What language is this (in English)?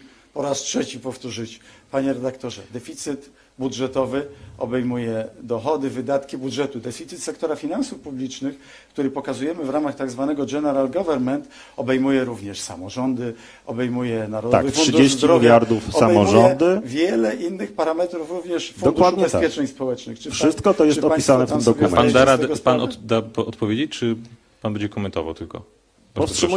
Polish